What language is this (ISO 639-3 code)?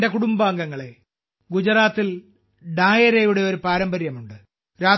mal